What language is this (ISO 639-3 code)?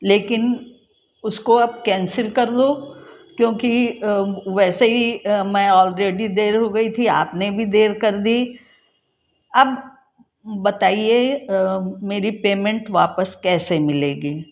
hin